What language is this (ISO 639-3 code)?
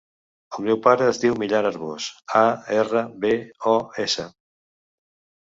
cat